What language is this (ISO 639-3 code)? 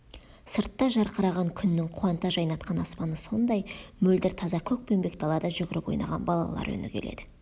kaz